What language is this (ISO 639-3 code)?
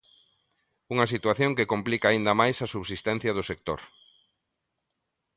glg